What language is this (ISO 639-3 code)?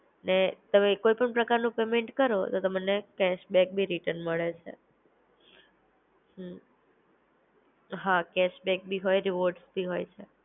guj